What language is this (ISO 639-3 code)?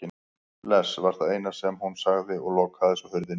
isl